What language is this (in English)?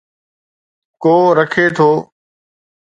Sindhi